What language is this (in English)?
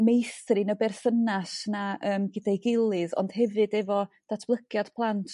Welsh